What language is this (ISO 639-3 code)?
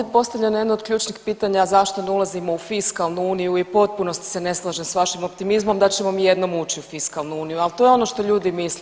hrv